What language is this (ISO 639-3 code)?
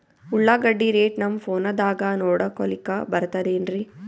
kan